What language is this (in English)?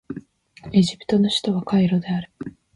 Japanese